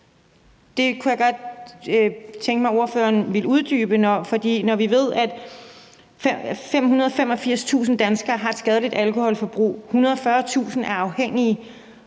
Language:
Danish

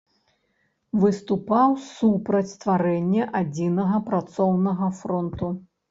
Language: Belarusian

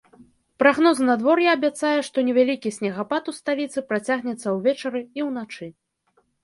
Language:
Belarusian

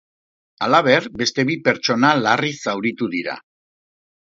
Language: Basque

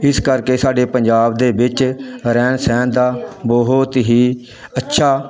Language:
Punjabi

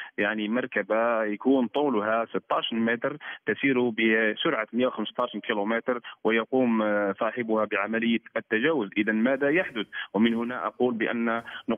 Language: Arabic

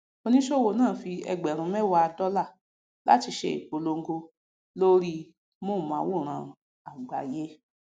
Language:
Yoruba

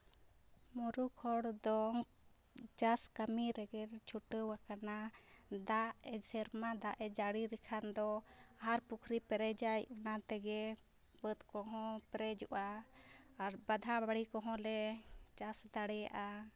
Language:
Santali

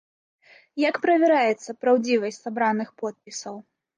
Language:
Belarusian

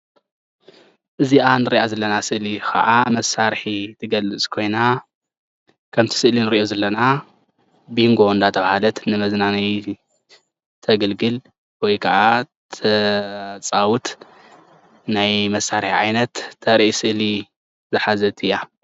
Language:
Tigrinya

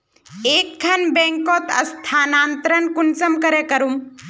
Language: Magahi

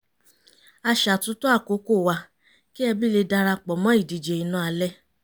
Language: Yoruba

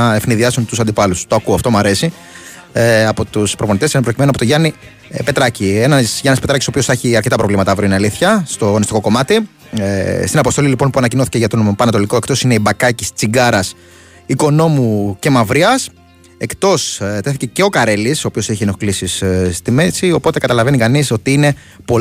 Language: Greek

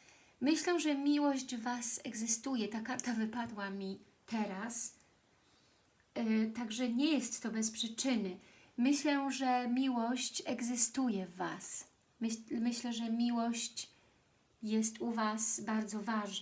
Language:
Polish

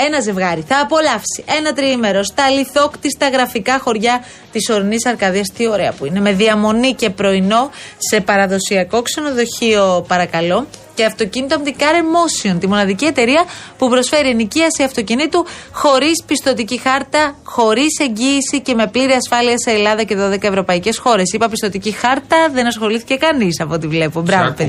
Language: Greek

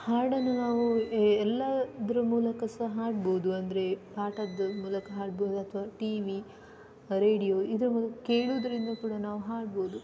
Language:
Kannada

